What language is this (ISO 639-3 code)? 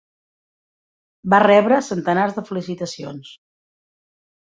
cat